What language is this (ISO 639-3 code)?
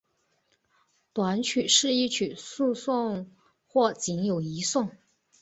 zho